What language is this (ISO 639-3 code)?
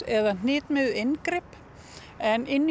isl